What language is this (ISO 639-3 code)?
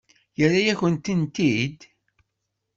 kab